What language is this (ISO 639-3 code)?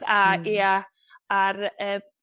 cym